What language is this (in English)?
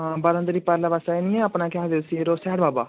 Dogri